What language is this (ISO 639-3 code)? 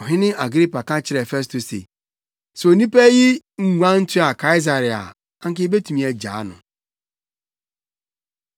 aka